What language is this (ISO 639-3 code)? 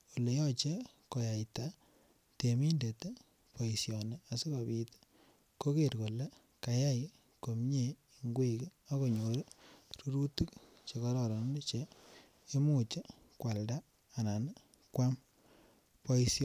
kln